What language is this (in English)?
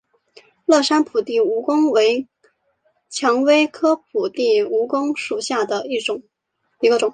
Chinese